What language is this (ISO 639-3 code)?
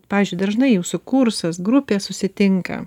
lit